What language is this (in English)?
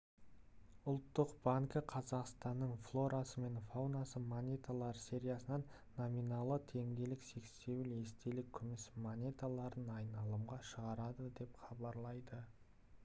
Kazakh